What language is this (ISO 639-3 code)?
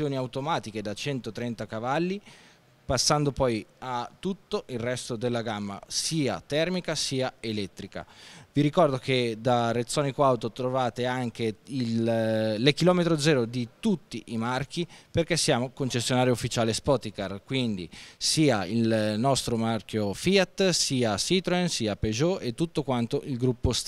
ita